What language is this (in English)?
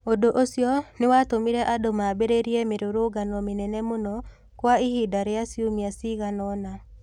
Kikuyu